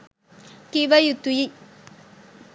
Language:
Sinhala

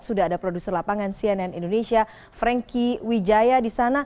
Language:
Indonesian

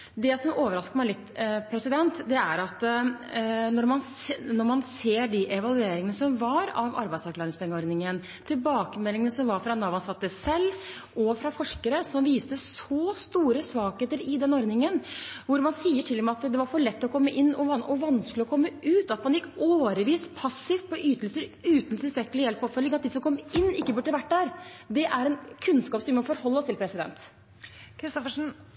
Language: Norwegian Bokmål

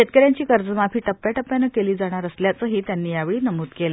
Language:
Marathi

